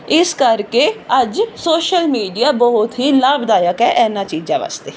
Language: Punjabi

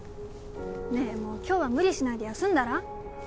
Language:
Japanese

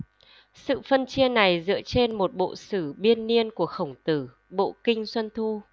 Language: Vietnamese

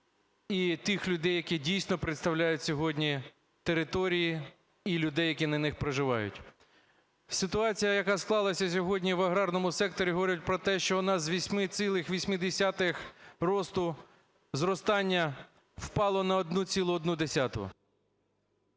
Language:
Ukrainian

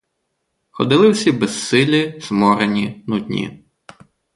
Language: Ukrainian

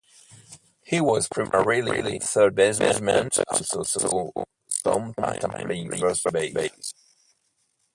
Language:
English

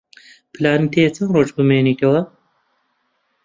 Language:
Central Kurdish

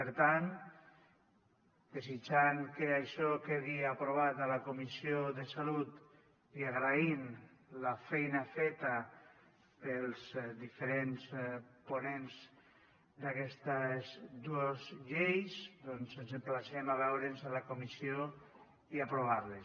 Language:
Catalan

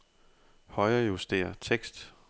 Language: Danish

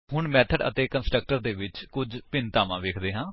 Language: Punjabi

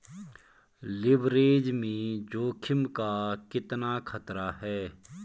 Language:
Hindi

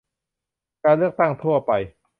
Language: Thai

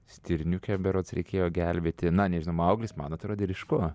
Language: Lithuanian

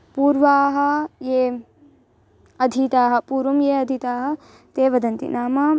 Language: Sanskrit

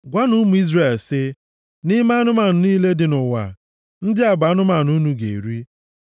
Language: Igbo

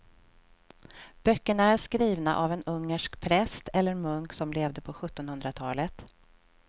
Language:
Swedish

